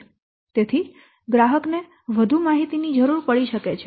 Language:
Gujarati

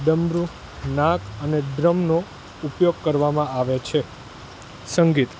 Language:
Gujarati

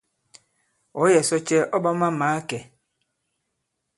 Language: Bankon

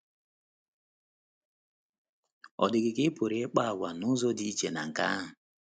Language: Igbo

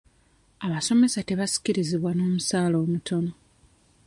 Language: Ganda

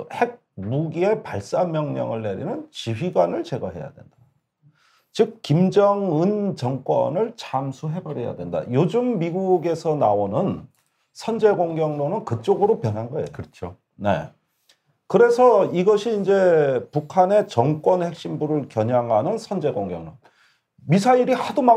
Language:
Korean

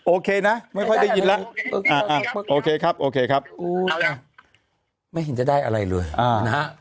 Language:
Thai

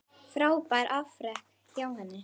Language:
Icelandic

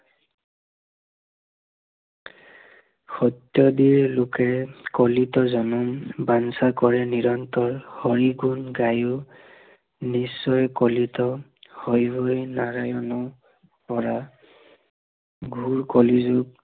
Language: Assamese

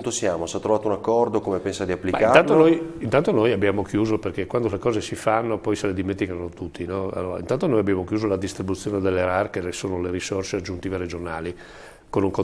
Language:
Italian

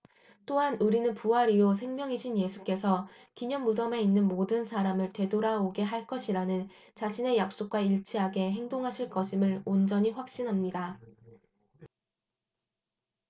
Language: Korean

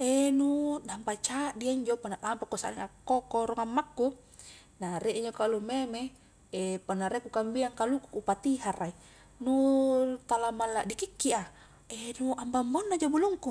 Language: Highland Konjo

